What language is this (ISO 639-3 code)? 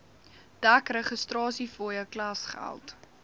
afr